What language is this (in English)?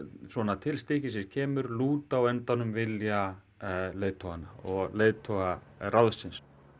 Icelandic